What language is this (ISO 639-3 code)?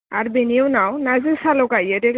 brx